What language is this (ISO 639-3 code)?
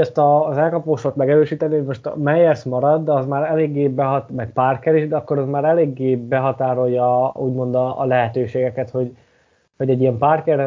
hun